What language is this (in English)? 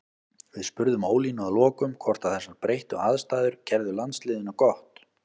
Icelandic